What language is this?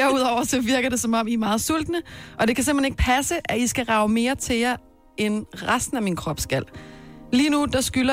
Danish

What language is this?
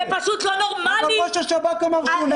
Hebrew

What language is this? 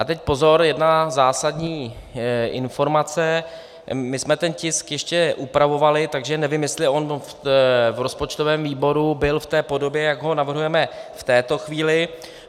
Czech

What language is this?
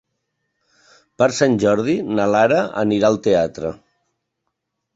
Catalan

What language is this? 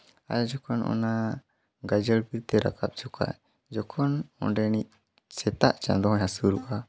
Santali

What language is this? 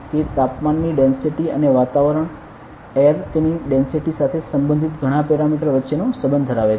Gujarati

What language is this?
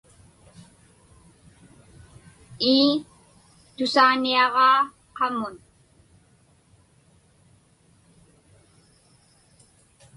Inupiaq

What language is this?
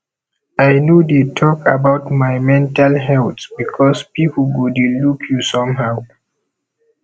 Nigerian Pidgin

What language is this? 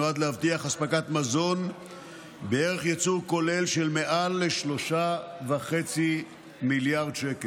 Hebrew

